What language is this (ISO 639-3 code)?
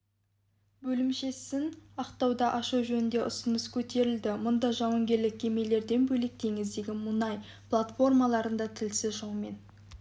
kaz